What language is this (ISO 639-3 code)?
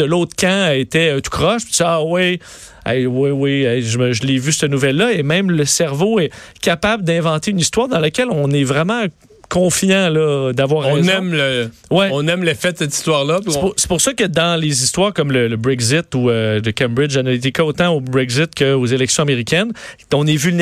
fra